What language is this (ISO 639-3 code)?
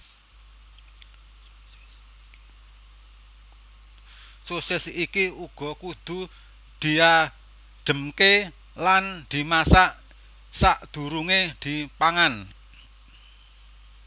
jav